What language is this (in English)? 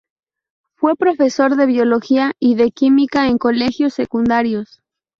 Spanish